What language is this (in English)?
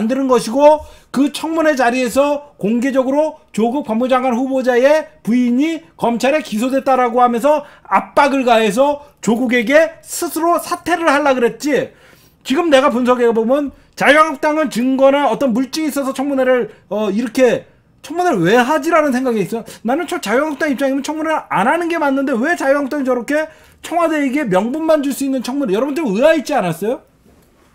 Korean